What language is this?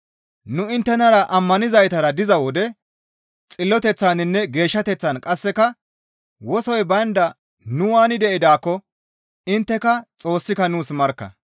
Gamo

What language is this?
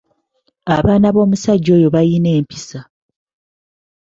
Ganda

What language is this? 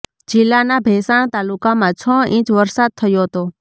Gujarati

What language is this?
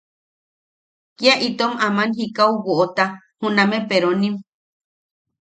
Yaqui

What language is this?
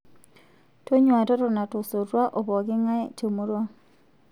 Masai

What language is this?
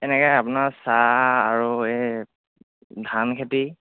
Assamese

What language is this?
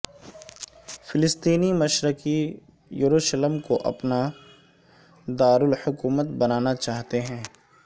Urdu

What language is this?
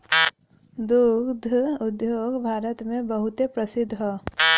Bhojpuri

